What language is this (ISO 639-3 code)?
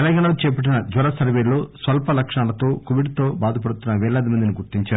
tel